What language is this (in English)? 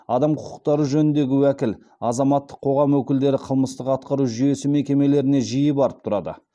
Kazakh